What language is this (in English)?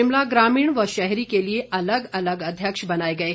Hindi